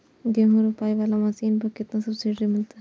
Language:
Maithili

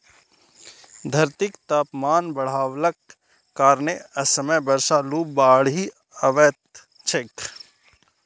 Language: Maithili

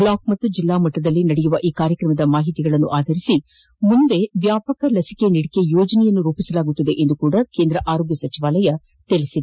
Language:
Kannada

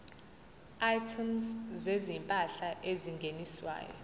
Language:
Zulu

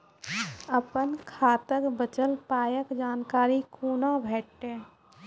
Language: Maithili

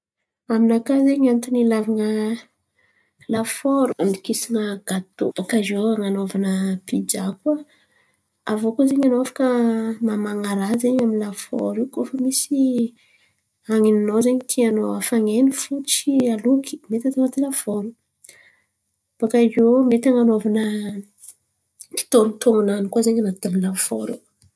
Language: Antankarana Malagasy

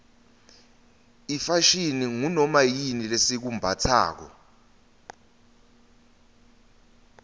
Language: Swati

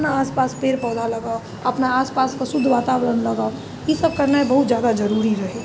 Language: Maithili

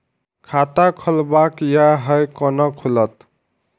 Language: Maithili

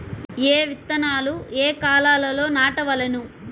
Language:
Telugu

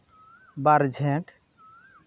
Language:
Santali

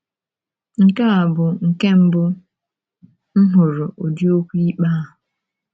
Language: Igbo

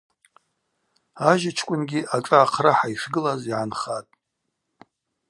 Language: Abaza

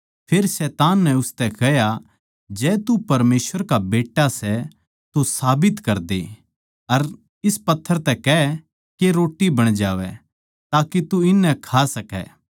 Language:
Haryanvi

